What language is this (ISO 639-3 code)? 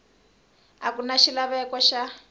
tso